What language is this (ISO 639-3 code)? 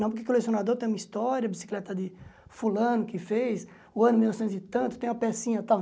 por